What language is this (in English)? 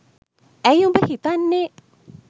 Sinhala